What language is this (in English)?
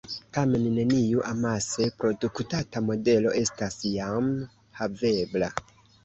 Esperanto